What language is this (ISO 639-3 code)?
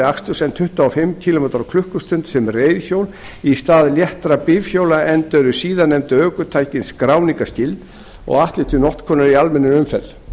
isl